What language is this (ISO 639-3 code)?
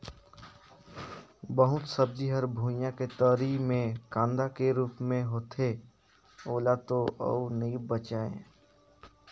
hne